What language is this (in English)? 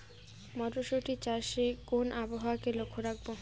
Bangla